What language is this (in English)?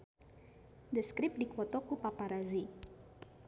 Sundanese